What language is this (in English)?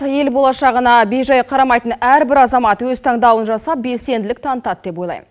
Kazakh